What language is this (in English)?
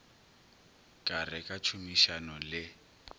Northern Sotho